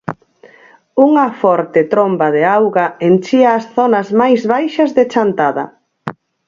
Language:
Galician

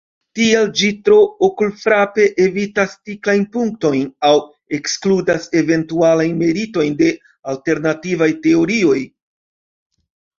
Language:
Esperanto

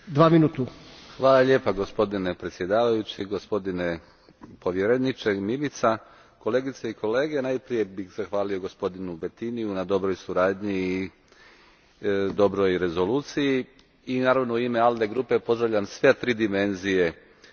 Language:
Croatian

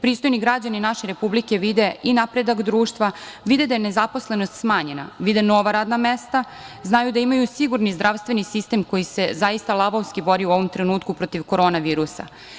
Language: Serbian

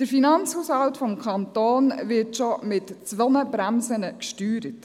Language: Swiss German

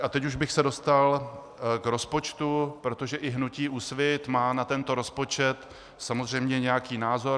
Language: Czech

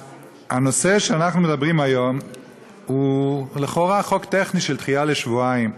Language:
Hebrew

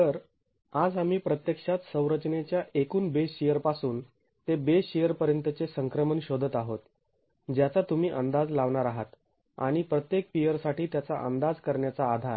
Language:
Marathi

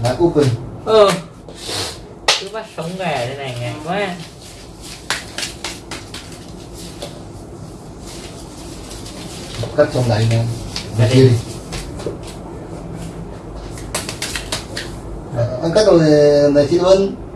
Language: Vietnamese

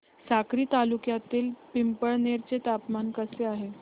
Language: Marathi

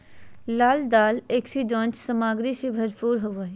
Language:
Magahi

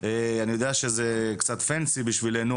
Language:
Hebrew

